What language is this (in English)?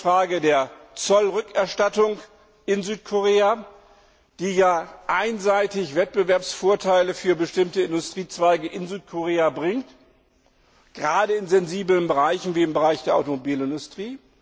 German